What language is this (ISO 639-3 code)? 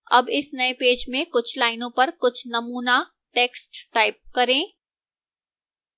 hin